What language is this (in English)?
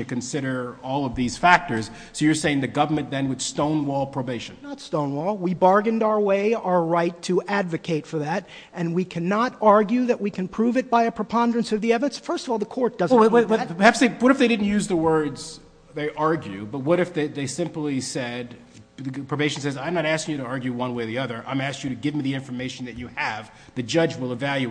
English